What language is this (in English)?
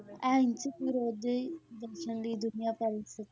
Punjabi